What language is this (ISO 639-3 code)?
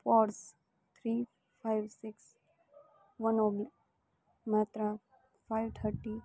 guj